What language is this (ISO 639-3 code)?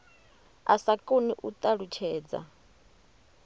ven